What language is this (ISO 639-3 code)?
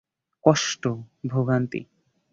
ben